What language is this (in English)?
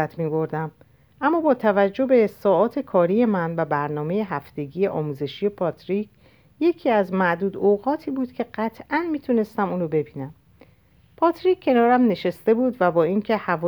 Persian